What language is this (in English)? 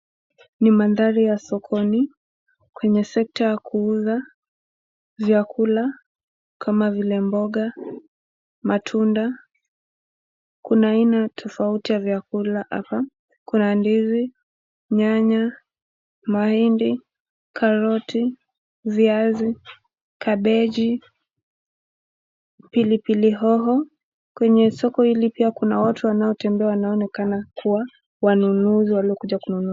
Swahili